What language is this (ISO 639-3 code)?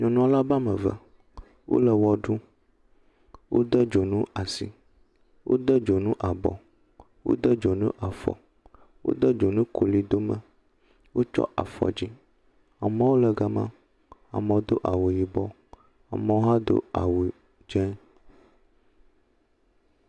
ewe